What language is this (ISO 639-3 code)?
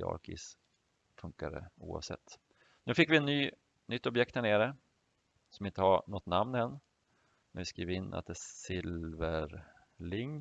swe